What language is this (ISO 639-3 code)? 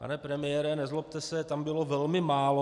ces